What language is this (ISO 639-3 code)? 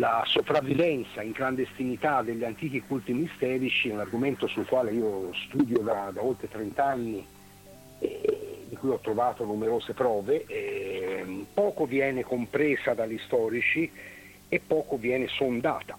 ita